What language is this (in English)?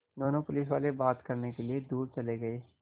Hindi